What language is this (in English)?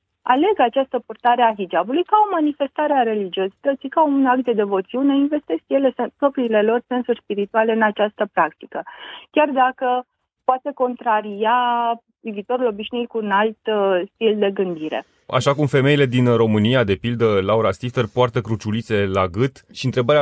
Romanian